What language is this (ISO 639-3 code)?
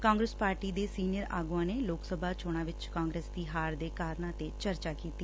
pan